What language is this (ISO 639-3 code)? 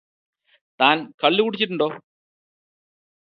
mal